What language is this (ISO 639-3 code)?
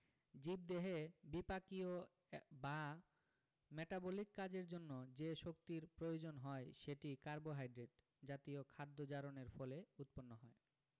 ben